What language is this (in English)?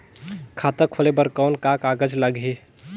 Chhattisgarhi